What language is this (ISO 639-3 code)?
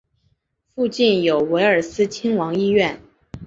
zho